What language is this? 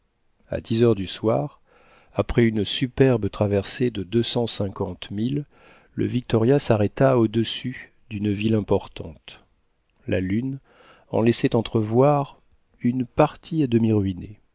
French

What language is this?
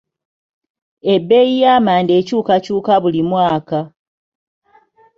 Ganda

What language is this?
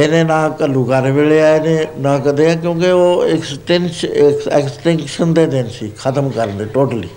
Punjabi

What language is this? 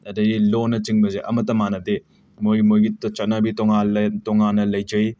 Manipuri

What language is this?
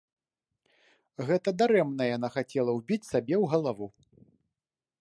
Belarusian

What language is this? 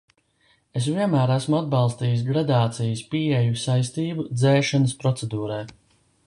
Latvian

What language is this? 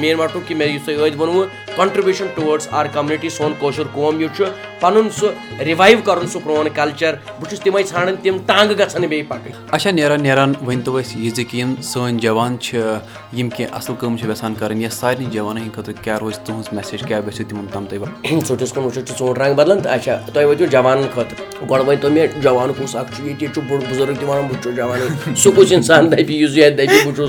Urdu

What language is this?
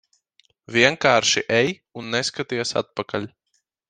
Latvian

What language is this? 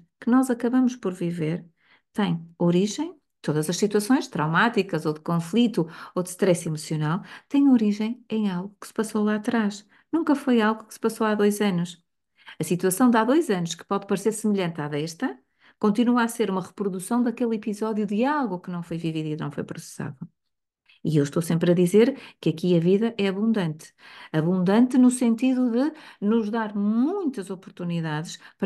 Portuguese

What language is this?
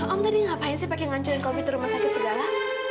Indonesian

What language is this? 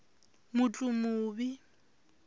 Tsonga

